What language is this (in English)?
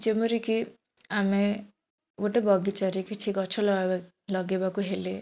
Odia